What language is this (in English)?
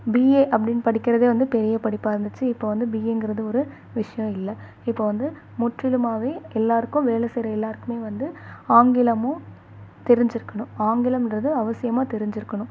Tamil